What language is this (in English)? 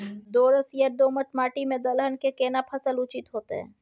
Maithili